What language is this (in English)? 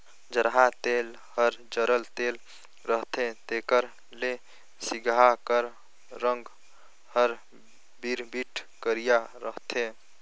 Chhattisgarhi